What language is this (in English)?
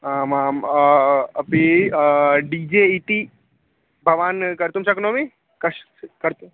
Sanskrit